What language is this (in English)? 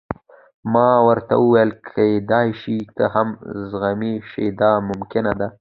Pashto